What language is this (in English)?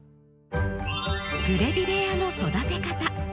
Japanese